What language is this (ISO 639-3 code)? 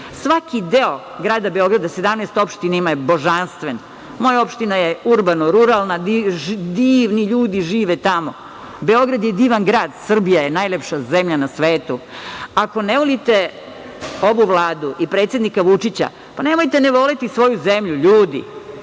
srp